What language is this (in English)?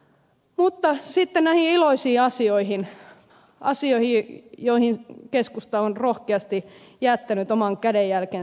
Finnish